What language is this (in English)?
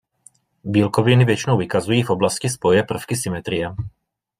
Czech